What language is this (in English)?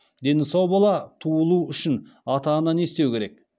Kazakh